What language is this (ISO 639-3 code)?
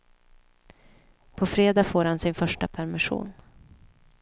swe